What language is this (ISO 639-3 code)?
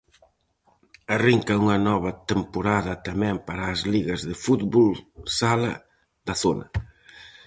glg